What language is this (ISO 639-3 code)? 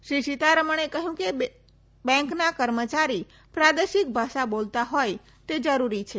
guj